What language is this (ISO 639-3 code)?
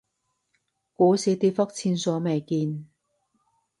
yue